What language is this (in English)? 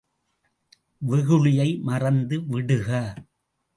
Tamil